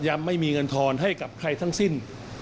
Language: Thai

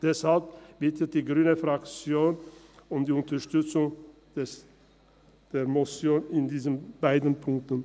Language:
Swiss German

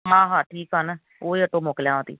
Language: Sindhi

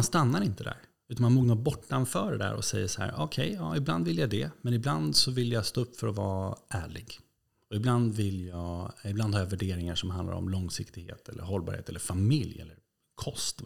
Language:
Swedish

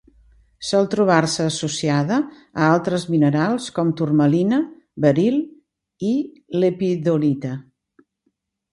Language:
Catalan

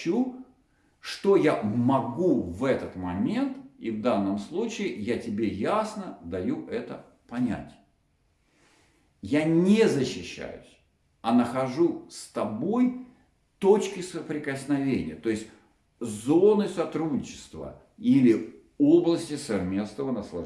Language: Russian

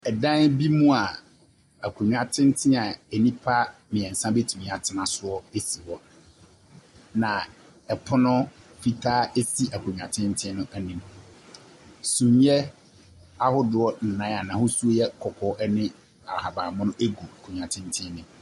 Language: Akan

